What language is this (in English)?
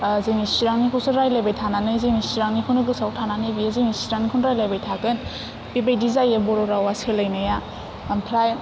Bodo